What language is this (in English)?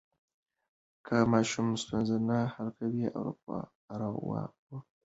Pashto